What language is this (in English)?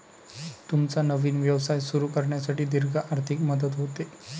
Marathi